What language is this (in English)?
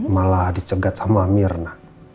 Indonesian